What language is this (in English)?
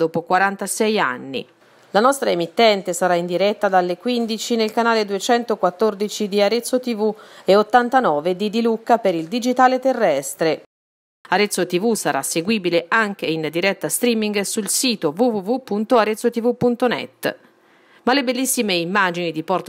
Italian